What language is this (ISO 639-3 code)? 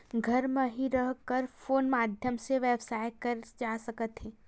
hne